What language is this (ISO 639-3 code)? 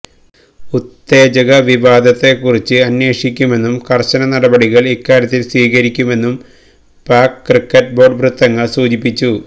mal